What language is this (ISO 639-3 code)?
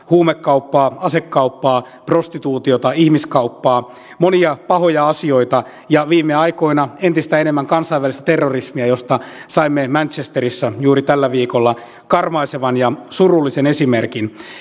fin